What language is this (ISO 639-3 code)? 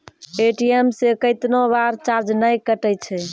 mai